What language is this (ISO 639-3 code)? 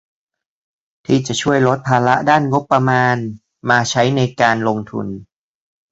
tha